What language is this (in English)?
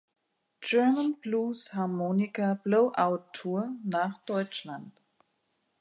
German